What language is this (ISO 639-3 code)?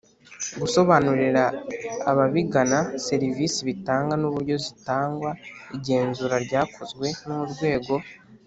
kin